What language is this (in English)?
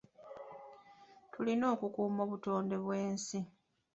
Ganda